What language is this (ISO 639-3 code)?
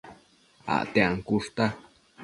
mcf